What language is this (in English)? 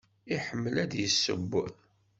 Kabyle